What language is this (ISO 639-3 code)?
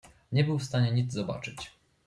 pol